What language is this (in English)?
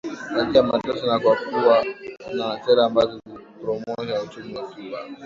Swahili